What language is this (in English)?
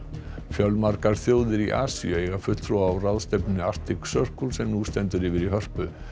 Icelandic